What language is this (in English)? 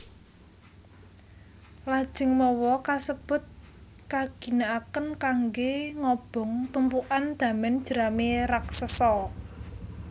Javanese